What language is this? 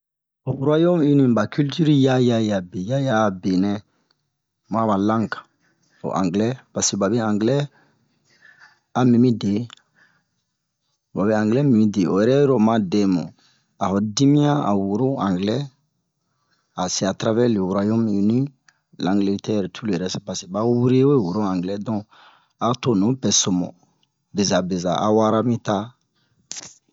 Bomu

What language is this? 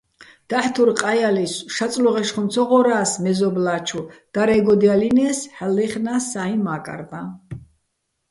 Bats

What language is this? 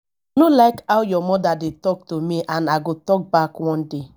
Nigerian Pidgin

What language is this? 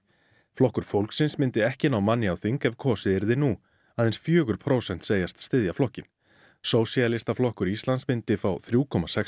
Icelandic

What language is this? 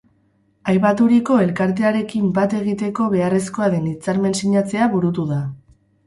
Basque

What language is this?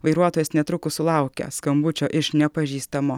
Lithuanian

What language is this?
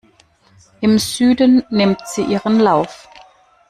German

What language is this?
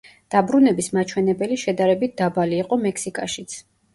Georgian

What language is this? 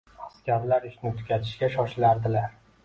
Uzbek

